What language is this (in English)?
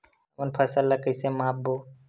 Chhattisgarhi